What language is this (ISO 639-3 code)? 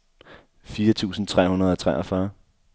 dan